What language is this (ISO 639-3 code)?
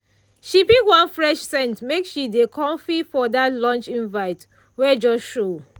pcm